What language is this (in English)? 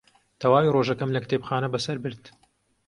Central Kurdish